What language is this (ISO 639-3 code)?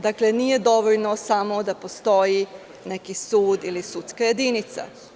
srp